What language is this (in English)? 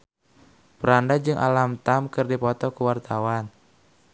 Sundanese